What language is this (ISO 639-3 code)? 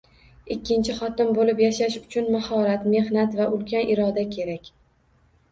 uzb